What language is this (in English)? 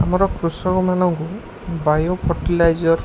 Odia